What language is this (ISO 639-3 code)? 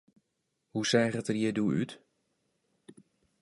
fry